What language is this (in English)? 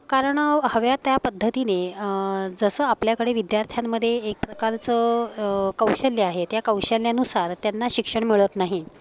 Marathi